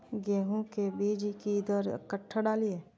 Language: Maithili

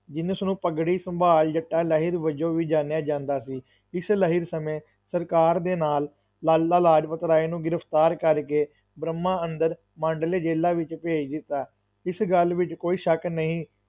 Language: Punjabi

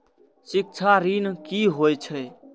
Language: Maithili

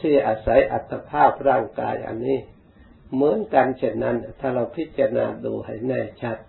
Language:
Thai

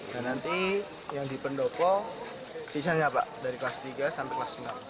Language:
Indonesian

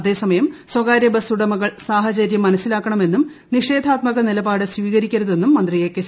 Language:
Malayalam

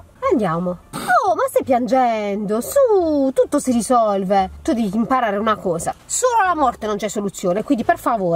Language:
Italian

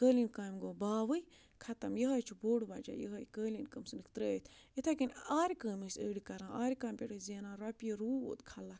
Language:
Kashmiri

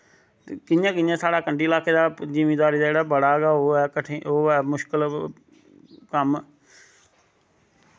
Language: Dogri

